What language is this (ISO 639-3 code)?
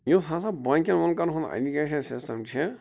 kas